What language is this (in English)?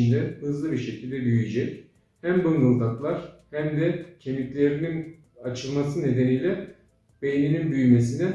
Turkish